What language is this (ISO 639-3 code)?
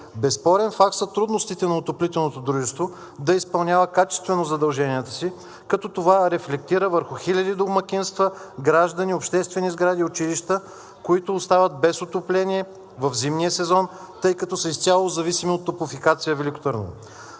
bul